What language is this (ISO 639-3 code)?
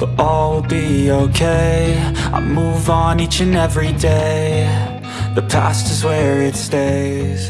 kor